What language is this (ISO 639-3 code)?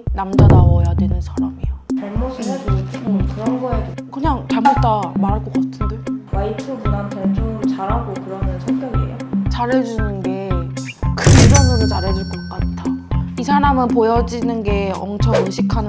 kor